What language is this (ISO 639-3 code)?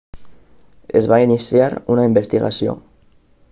cat